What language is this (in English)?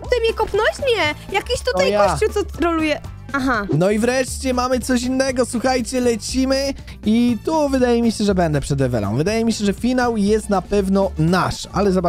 Polish